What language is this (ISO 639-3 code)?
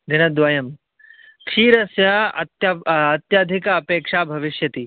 san